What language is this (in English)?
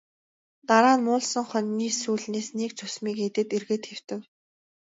Mongolian